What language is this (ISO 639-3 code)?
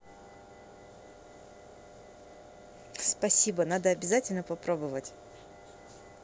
rus